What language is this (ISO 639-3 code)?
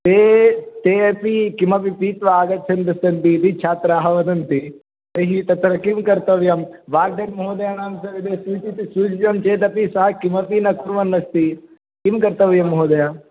san